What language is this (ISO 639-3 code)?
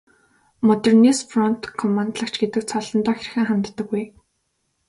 mon